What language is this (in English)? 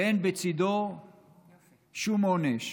Hebrew